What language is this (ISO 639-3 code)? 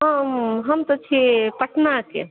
mai